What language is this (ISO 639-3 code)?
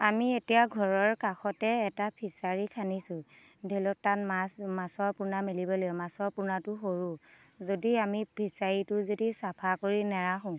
asm